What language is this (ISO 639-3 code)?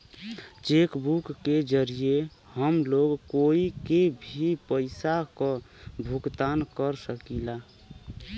bho